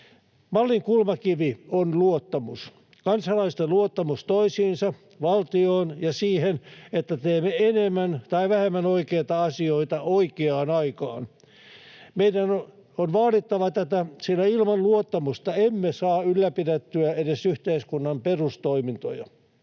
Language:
Finnish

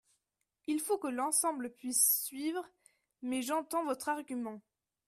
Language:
French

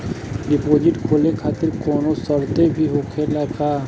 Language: Bhojpuri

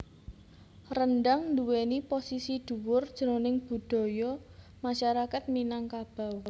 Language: Javanese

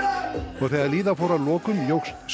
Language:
Icelandic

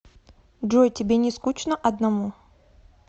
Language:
Russian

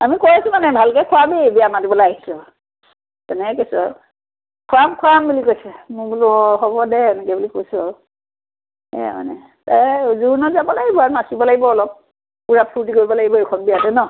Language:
Assamese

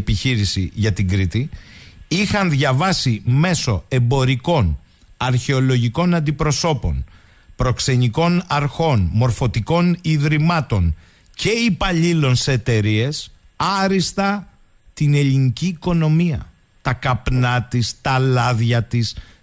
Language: Greek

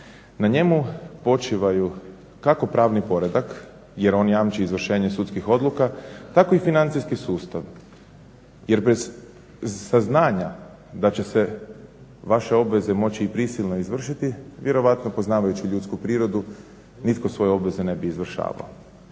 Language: Croatian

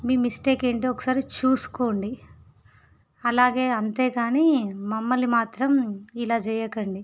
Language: Telugu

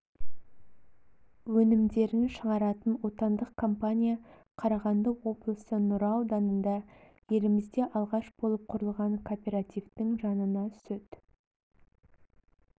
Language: Kazakh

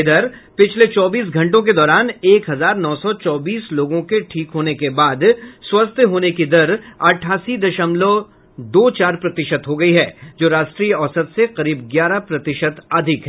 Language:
Hindi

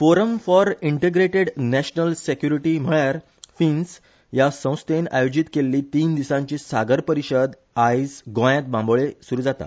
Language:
Konkani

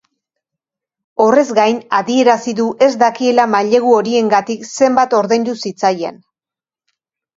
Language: Basque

